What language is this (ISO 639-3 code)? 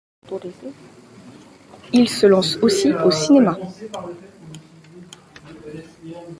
fra